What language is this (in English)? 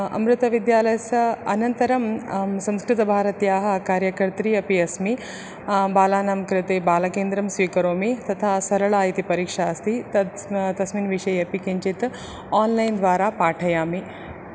Sanskrit